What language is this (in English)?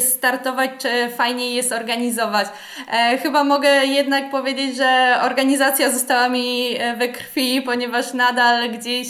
Polish